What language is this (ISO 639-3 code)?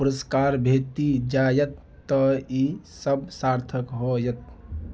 mai